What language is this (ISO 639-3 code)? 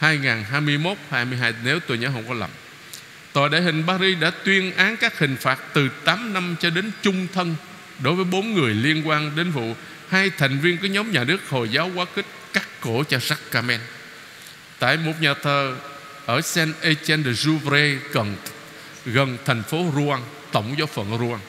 vie